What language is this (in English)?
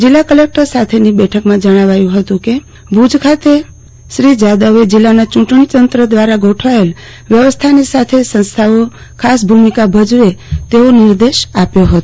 Gujarati